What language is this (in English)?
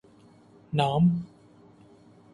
Urdu